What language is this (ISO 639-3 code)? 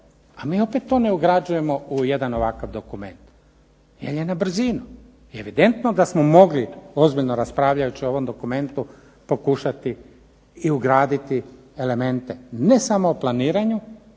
hrv